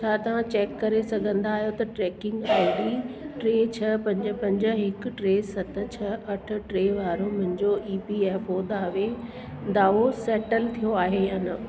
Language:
Sindhi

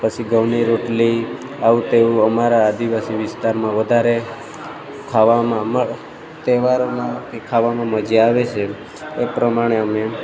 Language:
Gujarati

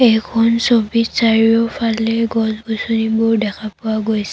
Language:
Assamese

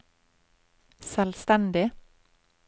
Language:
Norwegian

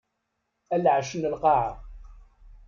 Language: Kabyle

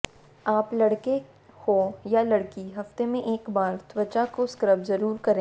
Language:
Hindi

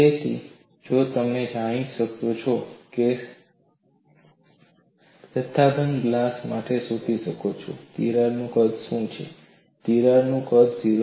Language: Gujarati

